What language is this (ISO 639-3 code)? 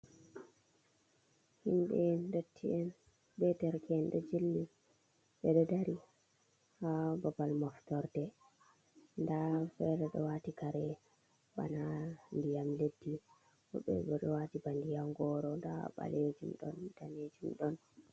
ful